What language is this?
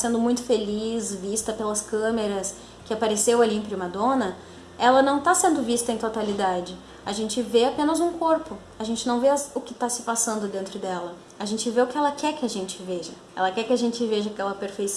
Portuguese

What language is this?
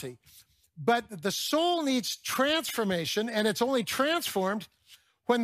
English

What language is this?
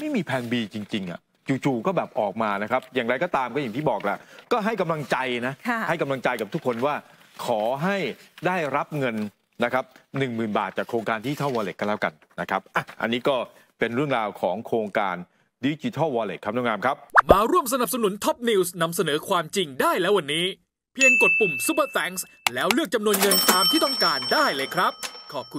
Thai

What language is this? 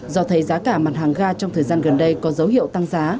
Vietnamese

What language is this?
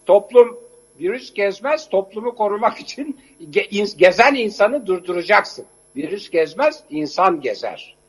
Turkish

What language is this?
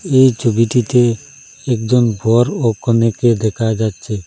Bangla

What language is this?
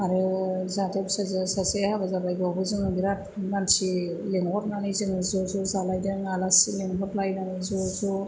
Bodo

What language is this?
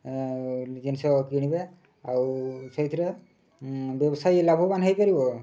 Odia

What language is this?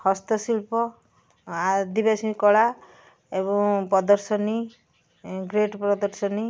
Odia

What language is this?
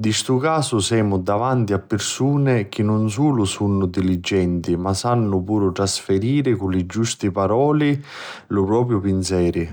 Sicilian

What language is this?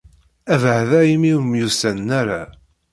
Kabyle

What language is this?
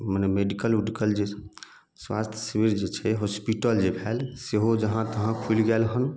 Maithili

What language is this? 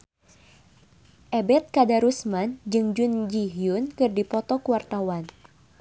Sundanese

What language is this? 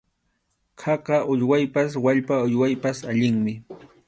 Arequipa-La Unión Quechua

